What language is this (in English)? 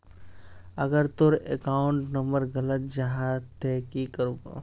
Magahi